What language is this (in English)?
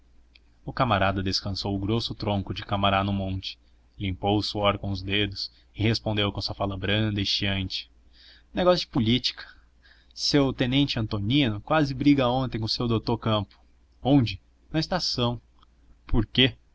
Portuguese